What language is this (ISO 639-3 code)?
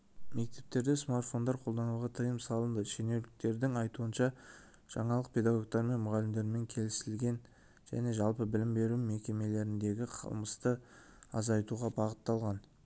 kaz